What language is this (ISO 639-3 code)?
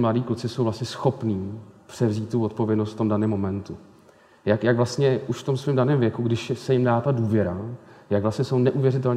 ces